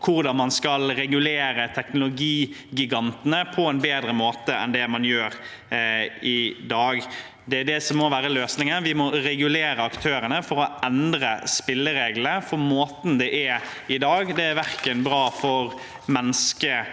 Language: Norwegian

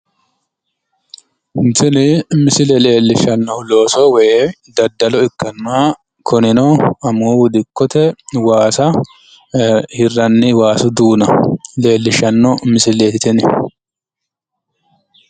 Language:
Sidamo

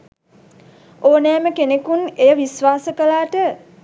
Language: Sinhala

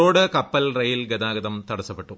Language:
Malayalam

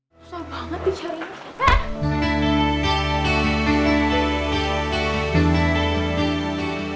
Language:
Indonesian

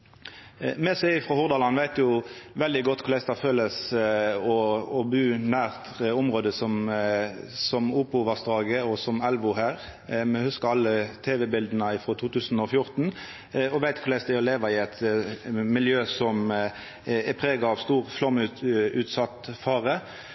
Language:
Norwegian Nynorsk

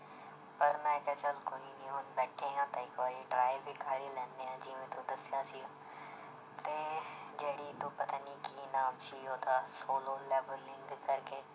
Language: Punjabi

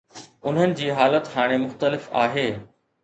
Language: Sindhi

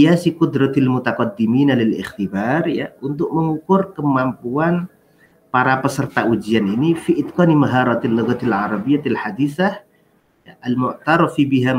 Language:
Indonesian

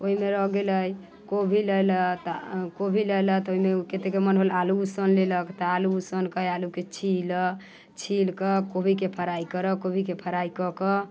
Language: Maithili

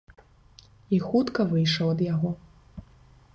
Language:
Belarusian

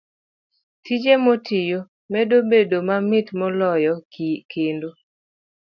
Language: Luo (Kenya and Tanzania)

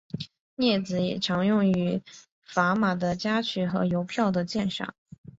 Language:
Chinese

